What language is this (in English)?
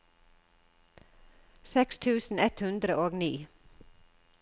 Norwegian